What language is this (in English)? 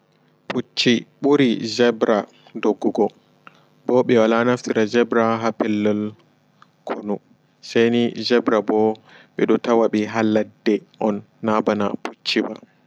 Fula